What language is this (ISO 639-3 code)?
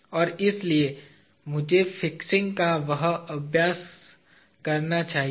hin